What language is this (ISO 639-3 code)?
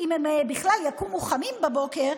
heb